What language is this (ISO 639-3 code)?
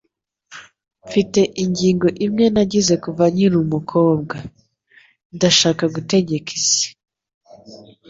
kin